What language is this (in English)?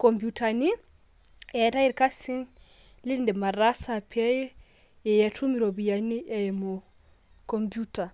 Masai